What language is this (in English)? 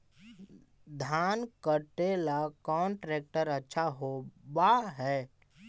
Magahi